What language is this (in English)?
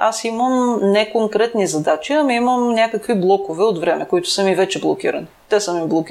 Bulgarian